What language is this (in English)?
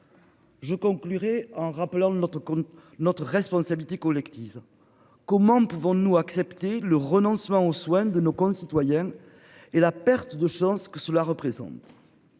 French